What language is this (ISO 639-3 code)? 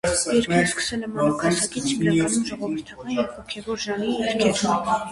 hye